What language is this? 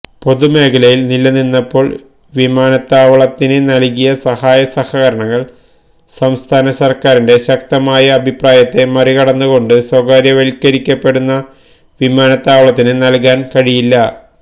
Malayalam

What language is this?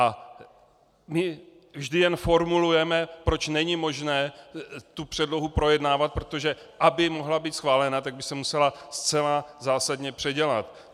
Czech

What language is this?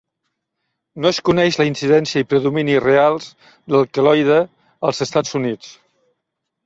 Catalan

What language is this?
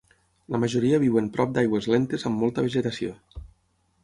Catalan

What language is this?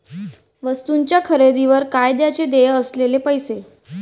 Marathi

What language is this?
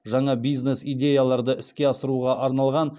Kazakh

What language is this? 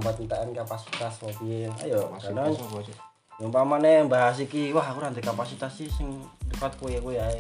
Indonesian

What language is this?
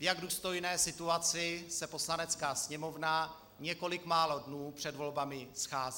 Czech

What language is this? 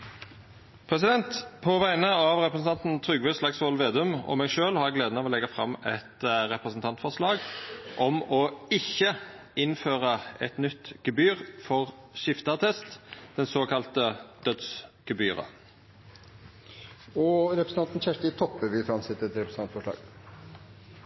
Norwegian Nynorsk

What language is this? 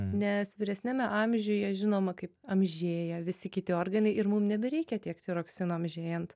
Lithuanian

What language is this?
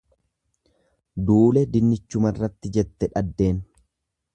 Oromo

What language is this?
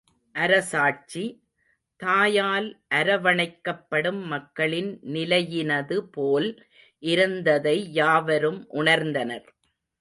Tamil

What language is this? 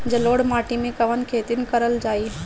Bhojpuri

